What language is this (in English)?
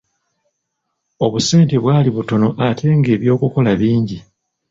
Ganda